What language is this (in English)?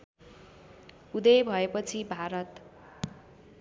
Nepali